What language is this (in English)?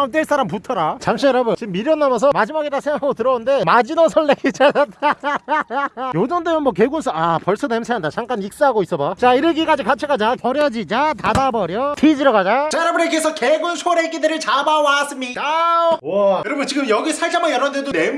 Korean